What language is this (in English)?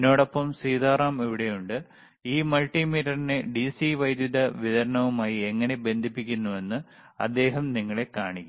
Malayalam